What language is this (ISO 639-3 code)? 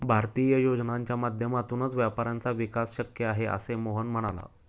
mar